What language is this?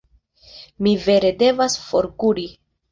Esperanto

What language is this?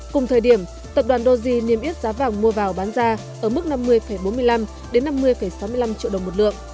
Vietnamese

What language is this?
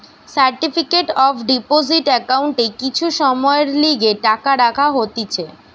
Bangla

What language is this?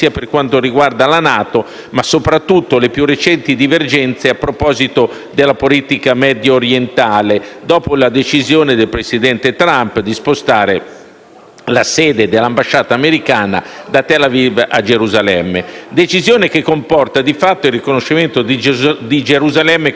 Italian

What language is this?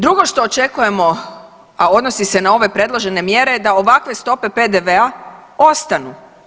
Croatian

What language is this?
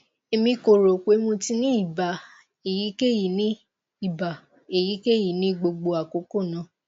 Yoruba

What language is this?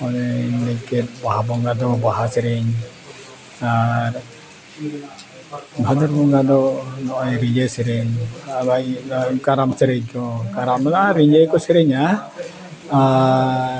Santali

